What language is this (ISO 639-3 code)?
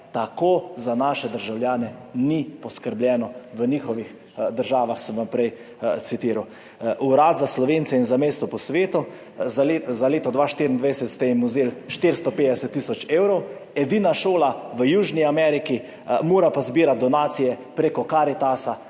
slv